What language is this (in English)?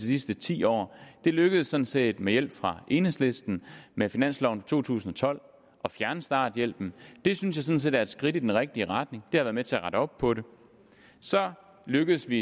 Danish